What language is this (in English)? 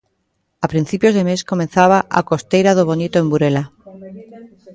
Galician